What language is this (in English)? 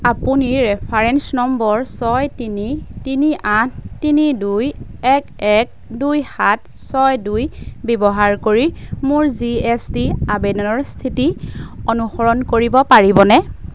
Assamese